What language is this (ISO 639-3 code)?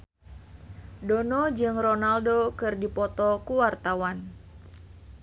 sun